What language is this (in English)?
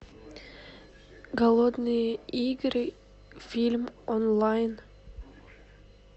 Russian